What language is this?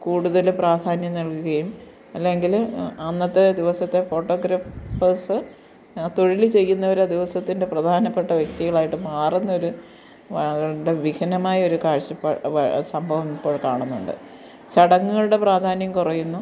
Malayalam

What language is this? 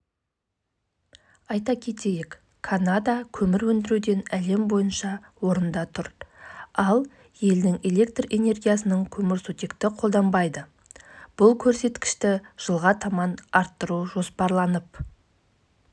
Kazakh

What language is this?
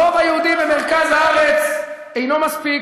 Hebrew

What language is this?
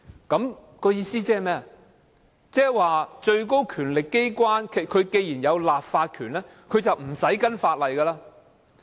Cantonese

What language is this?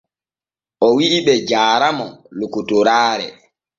Borgu Fulfulde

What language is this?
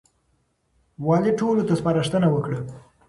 Pashto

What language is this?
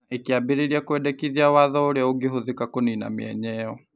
Kikuyu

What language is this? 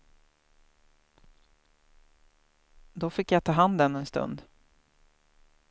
Swedish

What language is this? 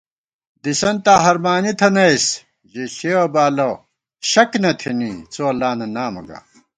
Gawar-Bati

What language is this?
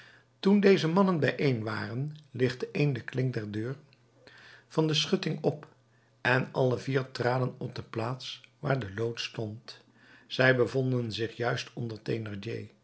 Dutch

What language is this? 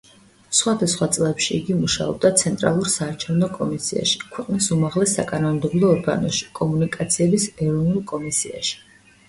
Georgian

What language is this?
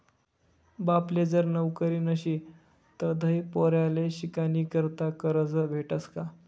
Marathi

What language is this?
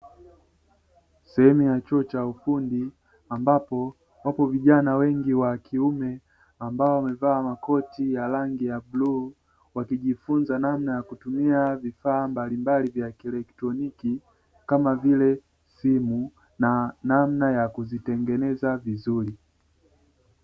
Swahili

